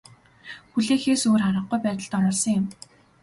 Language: Mongolian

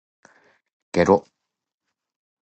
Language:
Japanese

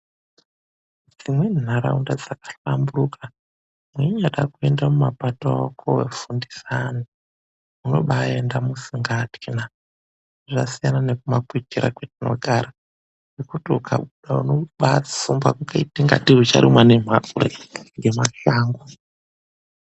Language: Ndau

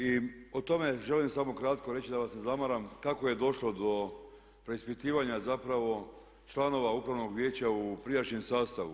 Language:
Croatian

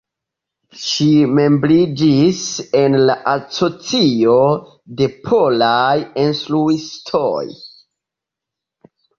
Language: Esperanto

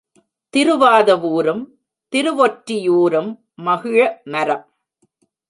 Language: Tamil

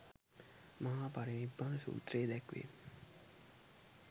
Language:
Sinhala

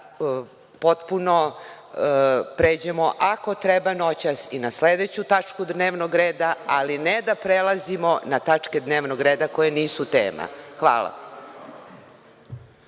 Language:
Serbian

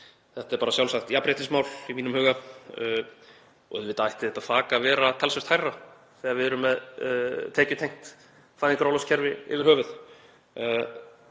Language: Icelandic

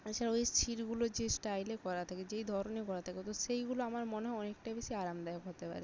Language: Bangla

